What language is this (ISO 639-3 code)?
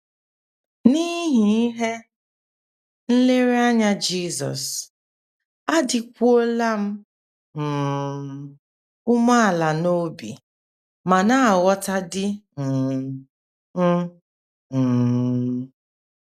ibo